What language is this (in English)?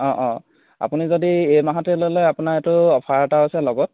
Assamese